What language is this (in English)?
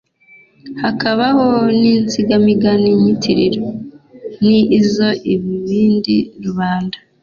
Kinyarwanda